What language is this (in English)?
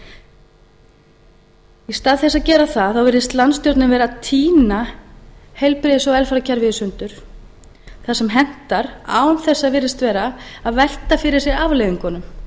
Icelandic